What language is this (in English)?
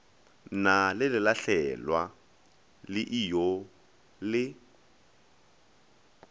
Northern Sotho